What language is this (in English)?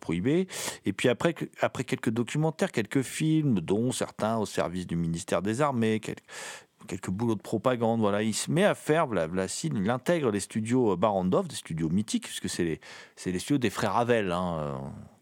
French